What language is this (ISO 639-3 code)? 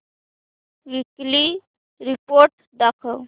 mar